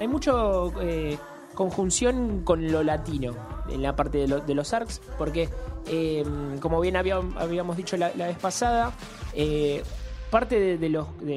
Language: Spanish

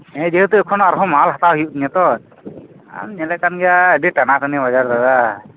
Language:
Santali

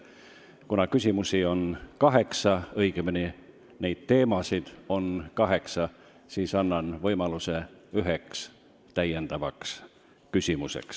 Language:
Estonian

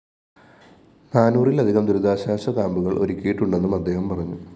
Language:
Malayalam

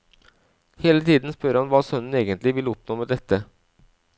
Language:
Norwegian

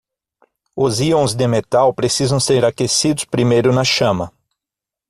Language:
Portuguese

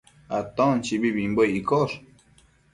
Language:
Matsés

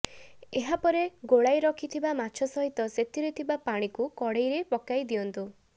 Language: Odia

